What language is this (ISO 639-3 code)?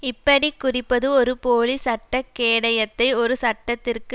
tam